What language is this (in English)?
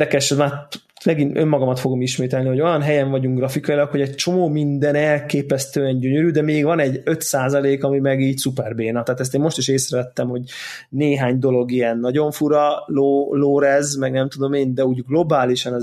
Hungarian